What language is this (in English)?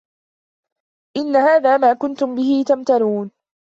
Arabic